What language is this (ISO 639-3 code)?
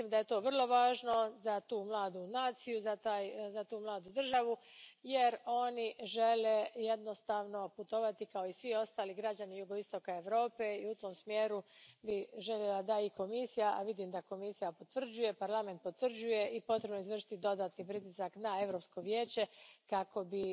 hrv